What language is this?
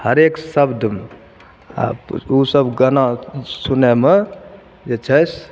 Maithili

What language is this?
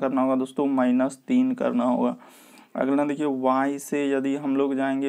Hindi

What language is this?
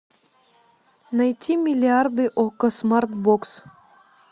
Russian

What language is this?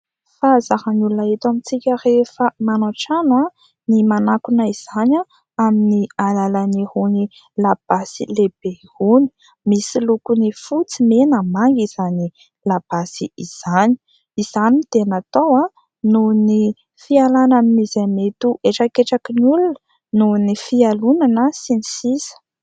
Malagasy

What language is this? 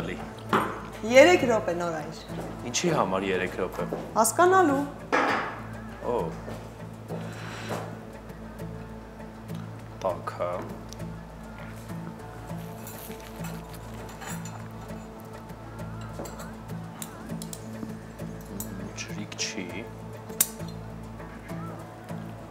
Romanian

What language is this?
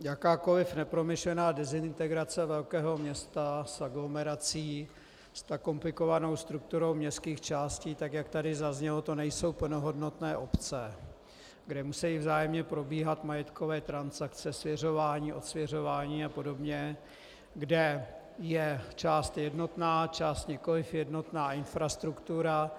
Czech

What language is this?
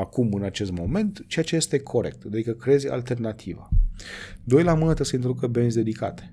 Romanian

